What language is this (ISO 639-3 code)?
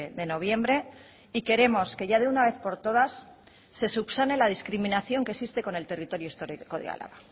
spa